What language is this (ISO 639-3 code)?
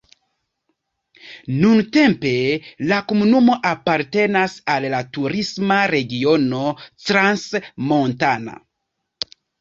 epo